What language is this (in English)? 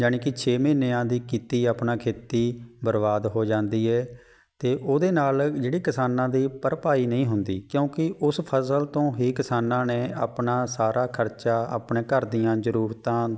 Punjabi